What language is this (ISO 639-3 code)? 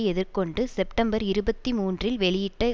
tam